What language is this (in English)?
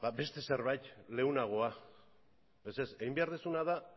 Basque